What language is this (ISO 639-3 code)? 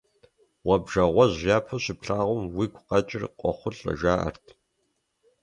kbd